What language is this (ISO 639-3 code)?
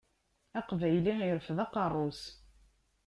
kab